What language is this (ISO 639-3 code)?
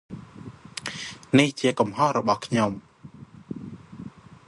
khm